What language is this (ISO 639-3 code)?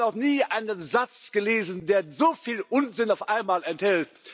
deu